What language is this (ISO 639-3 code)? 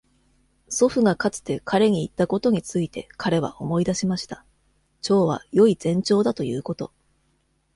jpn